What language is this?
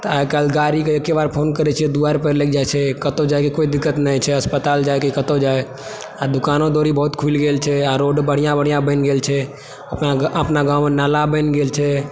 Maithili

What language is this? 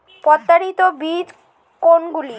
Bangla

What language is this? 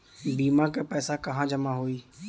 Bhojpuri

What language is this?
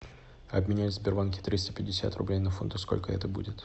Russian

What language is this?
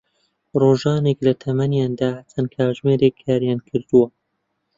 Central Kurdish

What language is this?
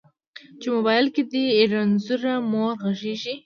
Pashto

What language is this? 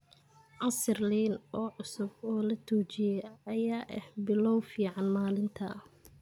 Somali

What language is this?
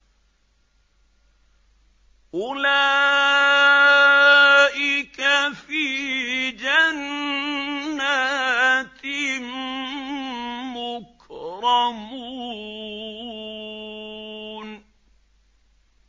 Arabic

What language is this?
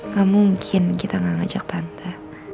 Indonesian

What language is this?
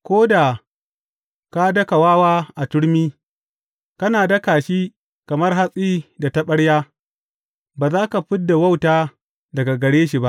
Hausa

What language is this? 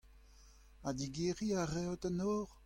Breton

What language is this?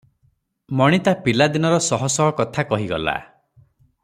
Odia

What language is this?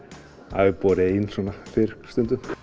Icelandic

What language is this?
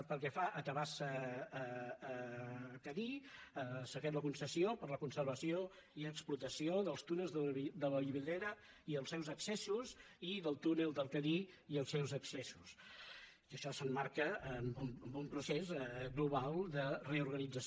Catalan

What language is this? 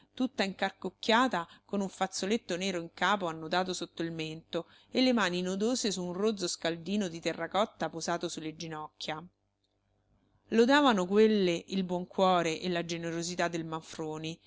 Italian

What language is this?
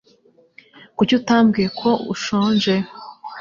Kinyarwanda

